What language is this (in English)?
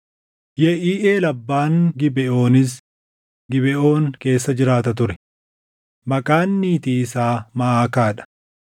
Oromo